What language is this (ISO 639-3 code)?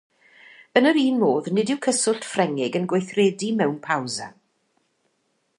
cym